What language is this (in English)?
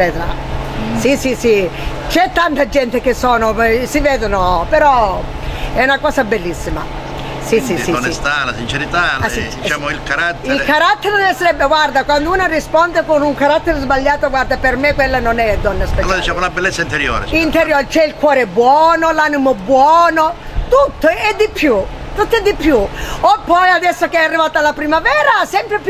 Italian